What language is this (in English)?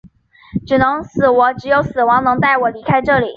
Chinese